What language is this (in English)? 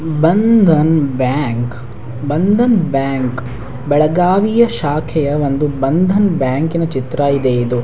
Kannada